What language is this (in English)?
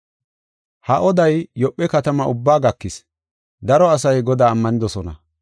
Gofa